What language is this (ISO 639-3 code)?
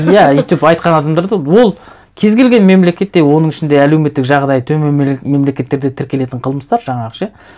kaz